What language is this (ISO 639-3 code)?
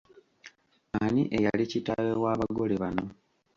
lug